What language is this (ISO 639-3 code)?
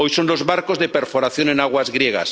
spa